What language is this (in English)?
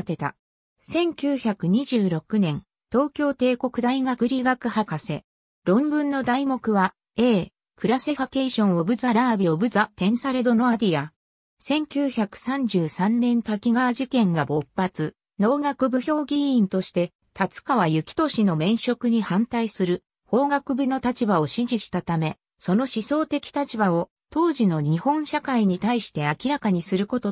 Japanese